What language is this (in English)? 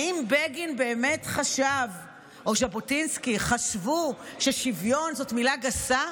Hebrew